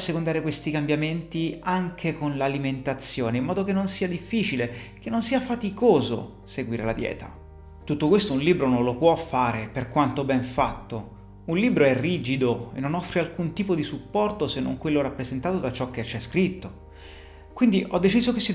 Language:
Italian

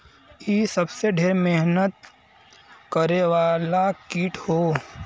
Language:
Bhojpuri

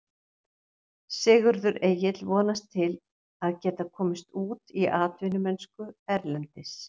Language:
Icelandic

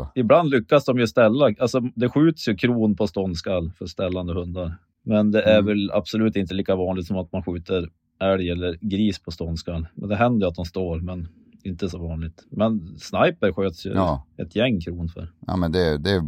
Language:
Swedish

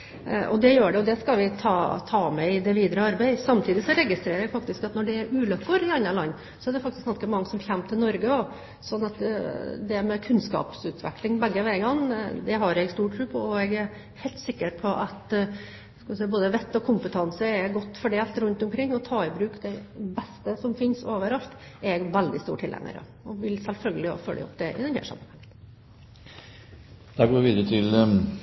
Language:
Norwegian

